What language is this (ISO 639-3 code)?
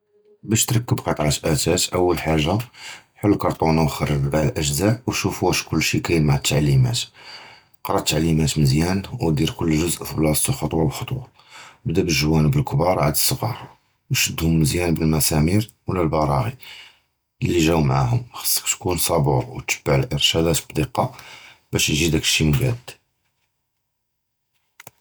jrb